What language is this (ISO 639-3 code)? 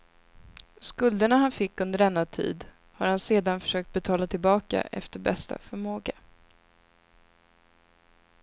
swe